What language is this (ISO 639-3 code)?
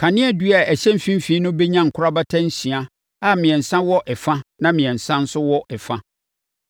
aka